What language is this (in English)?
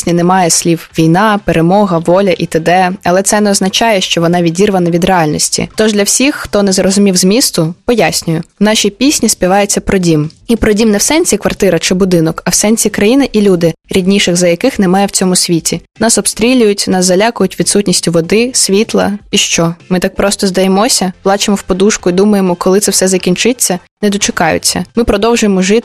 Ukrainian